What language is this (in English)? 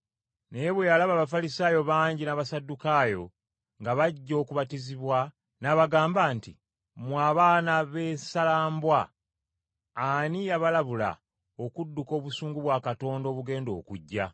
Ganda